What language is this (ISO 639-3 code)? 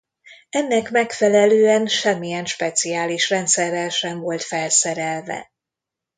hun